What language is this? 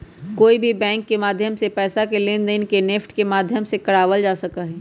Magahi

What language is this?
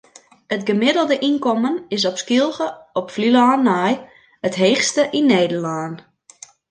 Western Frisian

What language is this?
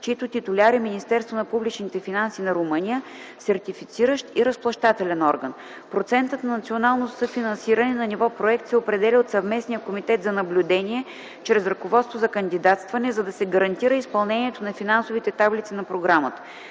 Bulgarian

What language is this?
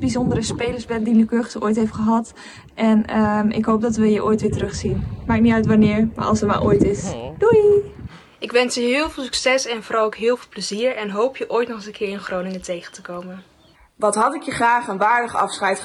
Dutch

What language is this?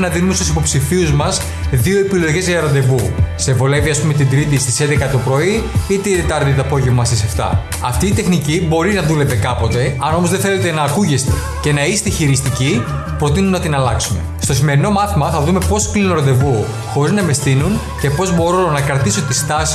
Greek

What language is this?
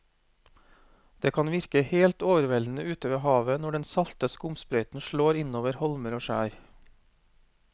Norwegian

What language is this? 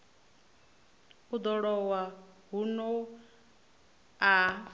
Venda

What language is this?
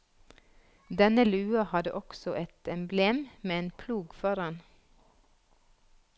Norwegian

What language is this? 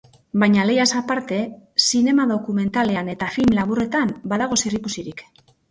Basque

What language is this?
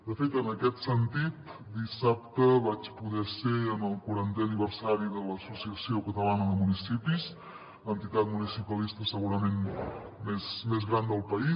Catalan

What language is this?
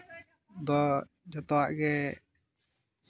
Santali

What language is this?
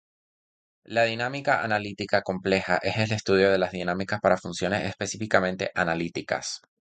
Spanish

